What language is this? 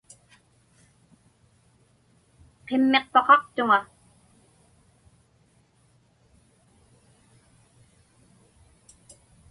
Inupiaq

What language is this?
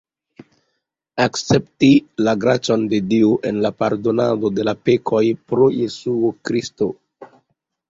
Esperanto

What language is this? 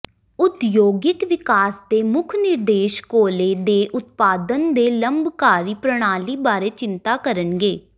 Punjabi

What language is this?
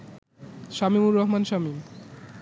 Bangla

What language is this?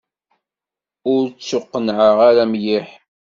Kabyle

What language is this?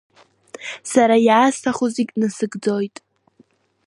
Abkhazian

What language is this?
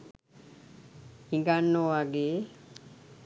Sinhala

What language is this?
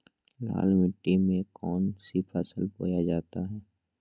Magahi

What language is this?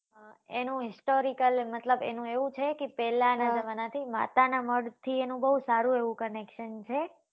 Gujarati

